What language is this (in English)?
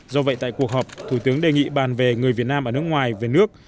Vietnamese